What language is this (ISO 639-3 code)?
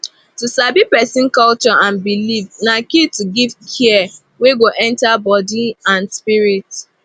pcm